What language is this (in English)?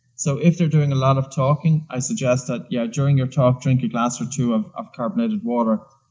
English